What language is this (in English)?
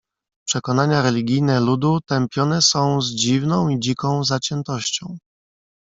Polish